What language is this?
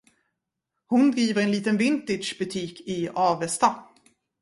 Swedish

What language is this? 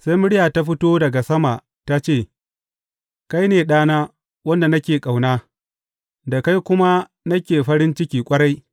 Hausa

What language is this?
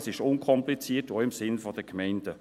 Swiss German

